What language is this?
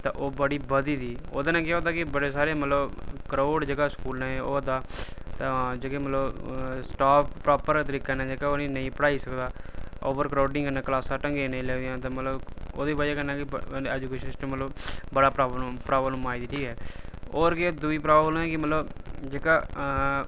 Dogri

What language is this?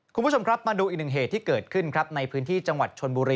Thai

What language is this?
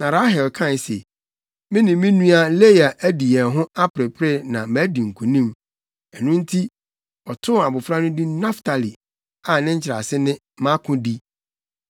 Akan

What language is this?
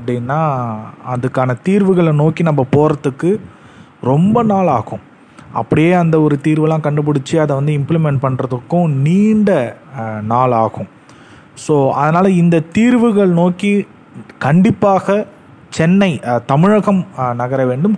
Tamil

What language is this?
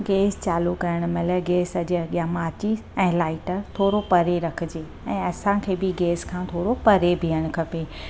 Sindhi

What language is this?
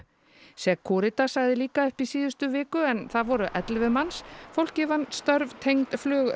Icelandic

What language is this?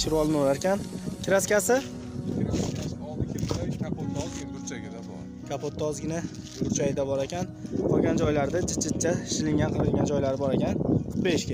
Turkish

